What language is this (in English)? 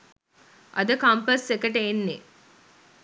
Sinhala